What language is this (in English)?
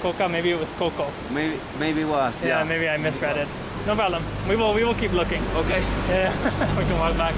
English